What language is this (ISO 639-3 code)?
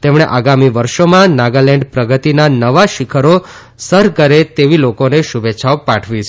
guj